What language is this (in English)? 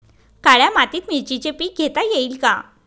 Marathi